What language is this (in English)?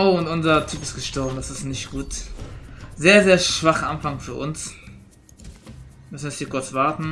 German